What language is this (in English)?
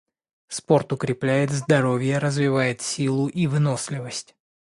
Russian